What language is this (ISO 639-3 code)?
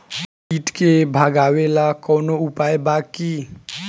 bho